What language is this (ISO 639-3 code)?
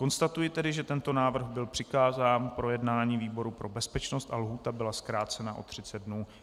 ces